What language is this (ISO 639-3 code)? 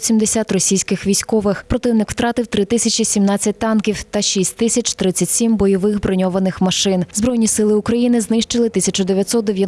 ukr